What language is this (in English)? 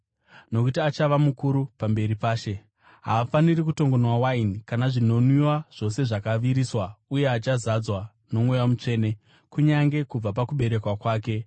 Shona